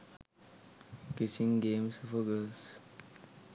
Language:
Sinhala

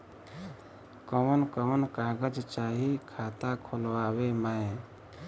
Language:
Bhojpuri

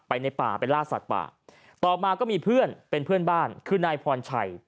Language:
Thai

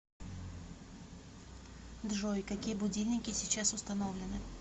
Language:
Russian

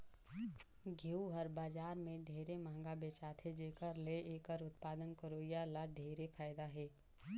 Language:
Chhattisgarhi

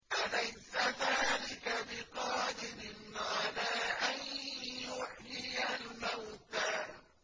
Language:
Arabic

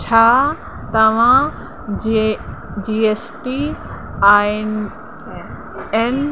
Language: Sindhi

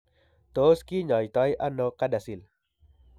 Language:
Kalenjin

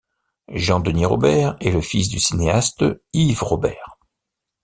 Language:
French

